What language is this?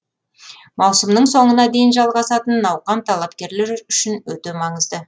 Kazakh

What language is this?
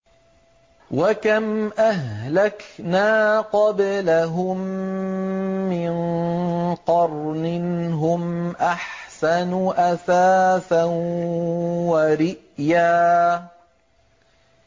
Arabic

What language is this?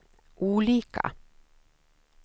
Swedish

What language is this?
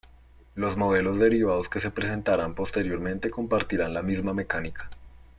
Spanish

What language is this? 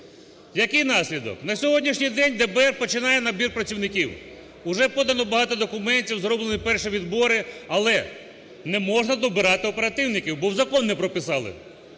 Ukrainian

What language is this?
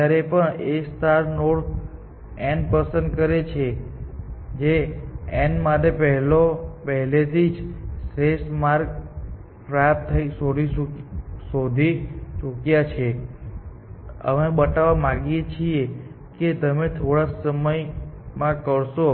Gujarati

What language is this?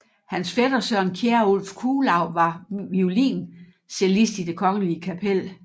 Danish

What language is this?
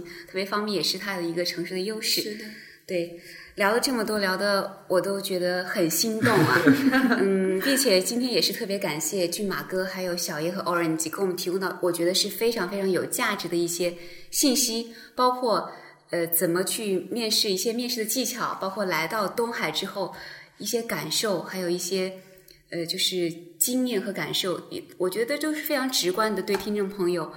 Chinese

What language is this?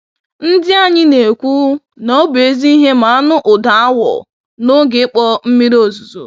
Igbo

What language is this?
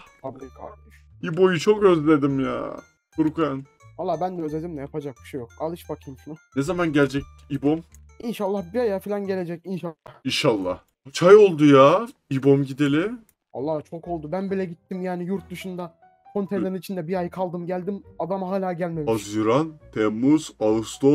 Turkish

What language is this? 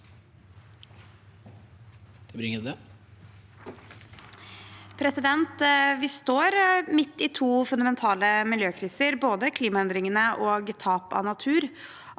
Norwegian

